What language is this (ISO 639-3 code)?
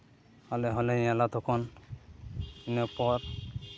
sat